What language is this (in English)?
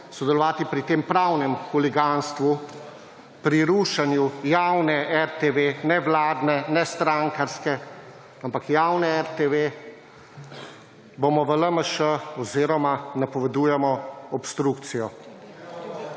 Slovenian